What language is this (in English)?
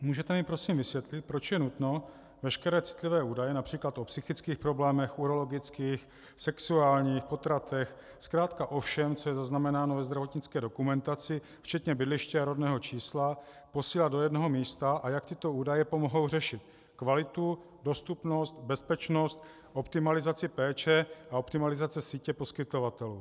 Czech